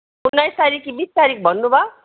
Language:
Nepali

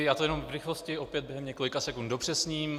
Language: Czech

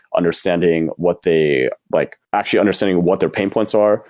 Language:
English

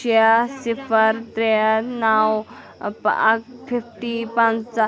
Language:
Kashmiri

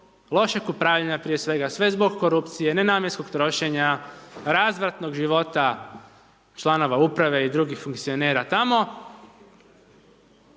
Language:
Croatian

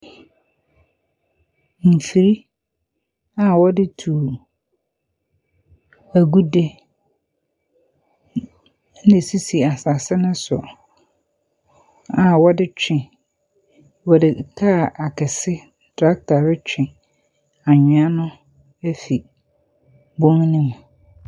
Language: Akan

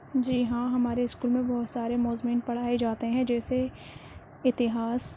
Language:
Urdu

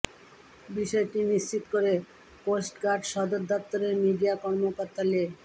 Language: Bangla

